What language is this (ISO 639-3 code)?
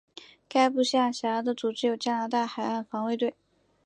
zho